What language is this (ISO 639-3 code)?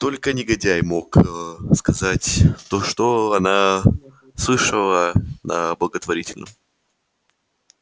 rus